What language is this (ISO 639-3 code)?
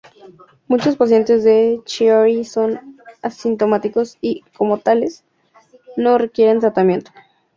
spa